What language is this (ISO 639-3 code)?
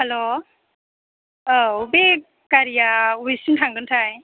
brx